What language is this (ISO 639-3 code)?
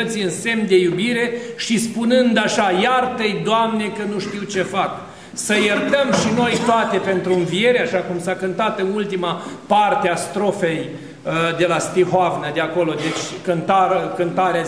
ron